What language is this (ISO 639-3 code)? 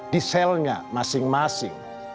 ind